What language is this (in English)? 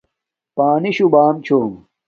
Domaaki